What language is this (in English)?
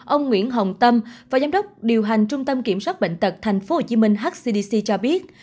Vietnamese